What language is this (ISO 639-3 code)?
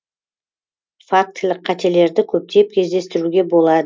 kaz